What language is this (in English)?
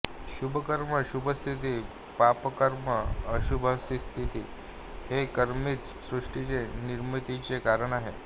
Marathi